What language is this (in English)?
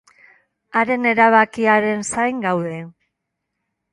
Basque